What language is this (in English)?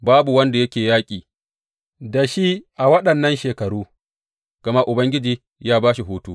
Hausa